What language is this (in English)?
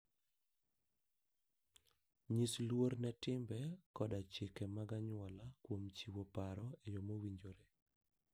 Luo (Kenya and Tanzania)